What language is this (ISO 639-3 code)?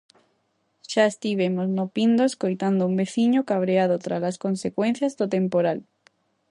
glg